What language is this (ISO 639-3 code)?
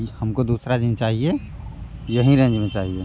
hin